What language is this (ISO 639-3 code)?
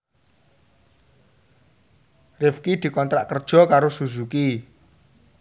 jav